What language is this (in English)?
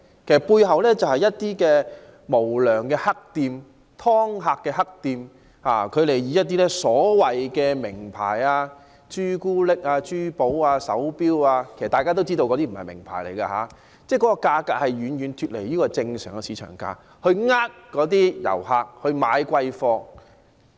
Cantonese